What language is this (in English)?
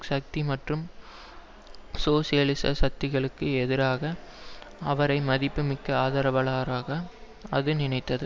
Tamil